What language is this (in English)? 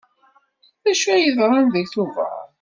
Kabyle